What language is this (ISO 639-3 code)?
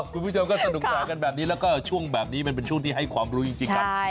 tha